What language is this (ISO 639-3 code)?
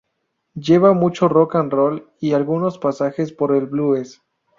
spa